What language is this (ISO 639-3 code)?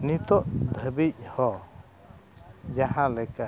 sat